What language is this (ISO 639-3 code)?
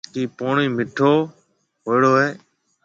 mve